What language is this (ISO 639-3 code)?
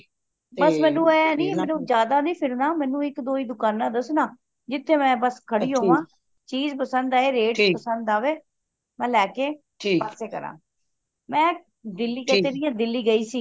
pan